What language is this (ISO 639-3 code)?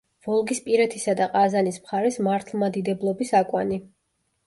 kat